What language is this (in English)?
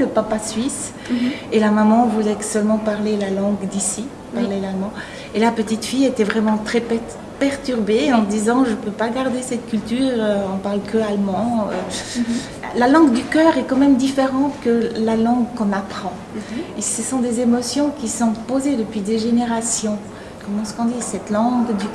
French